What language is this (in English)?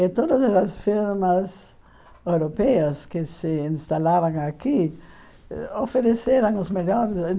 Portuguese